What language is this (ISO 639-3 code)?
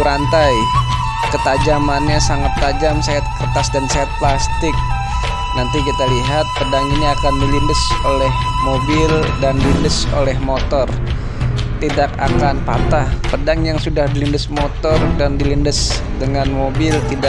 ind